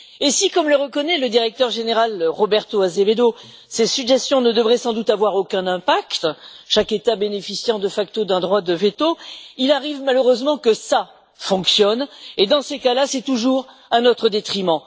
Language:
French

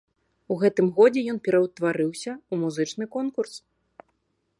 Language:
Belarusian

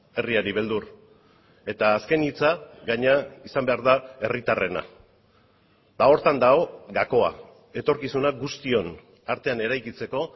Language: Basque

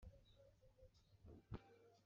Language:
Kabyle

